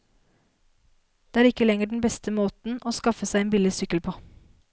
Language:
Norwegian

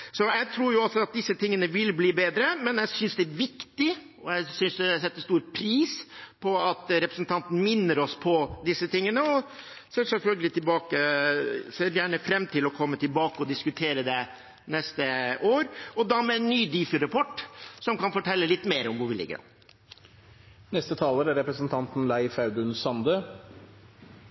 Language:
Norwegian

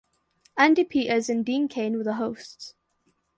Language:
English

